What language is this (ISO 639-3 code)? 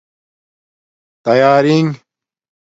dmk